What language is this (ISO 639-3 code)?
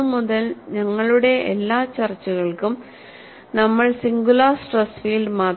mal